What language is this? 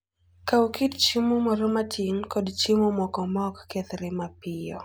Luo (Kenya and Tanzania)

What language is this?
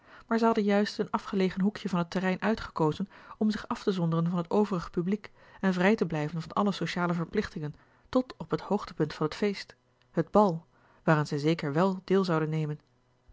Dutch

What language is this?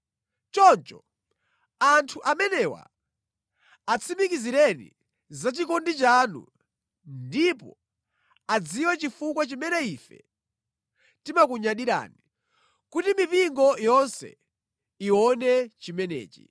Nyanja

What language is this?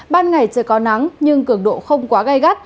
Vietnamese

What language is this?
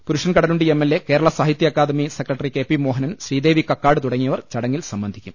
Malayalam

